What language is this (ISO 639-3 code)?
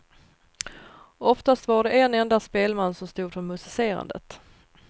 swe